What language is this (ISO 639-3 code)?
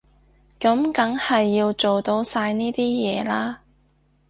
yue